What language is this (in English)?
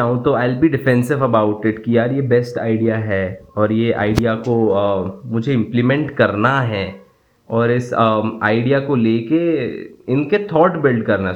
Hindi